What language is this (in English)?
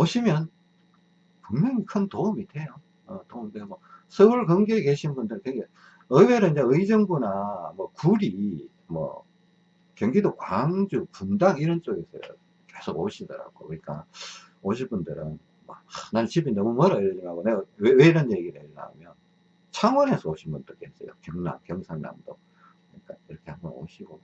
Korean